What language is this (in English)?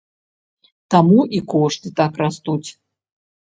Belarusian